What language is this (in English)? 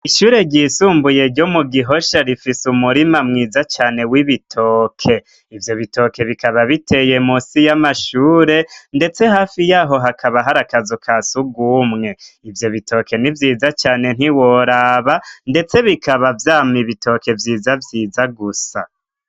Rundi